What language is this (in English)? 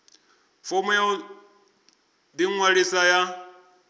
Venda